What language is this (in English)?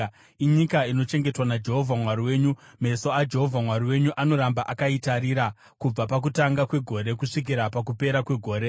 Shona